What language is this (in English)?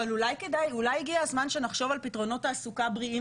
Hebrew